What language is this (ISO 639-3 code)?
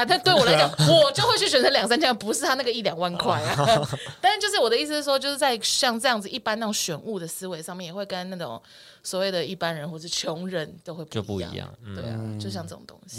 zho